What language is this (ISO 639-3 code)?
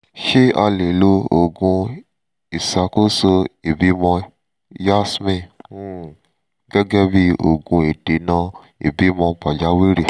yor